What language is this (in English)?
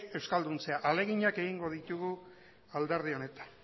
Basque